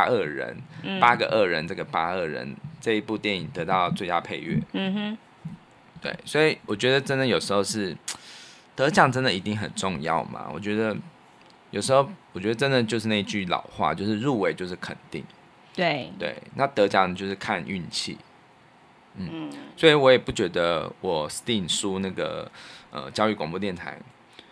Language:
Chinese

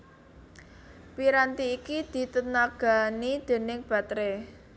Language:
Javanese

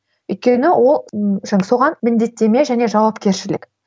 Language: Kazakh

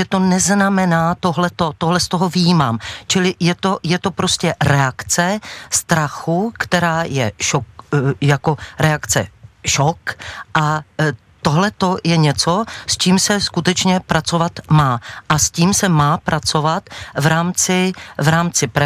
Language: Czech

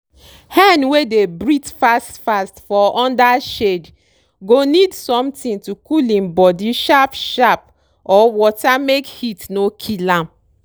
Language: Nigerian Pidgin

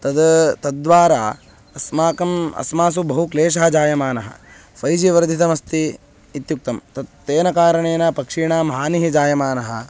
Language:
Sanskrit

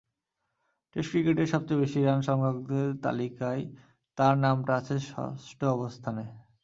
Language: Bangla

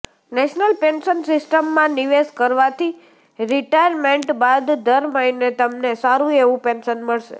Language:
Gujarati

